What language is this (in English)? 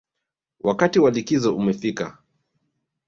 Swahili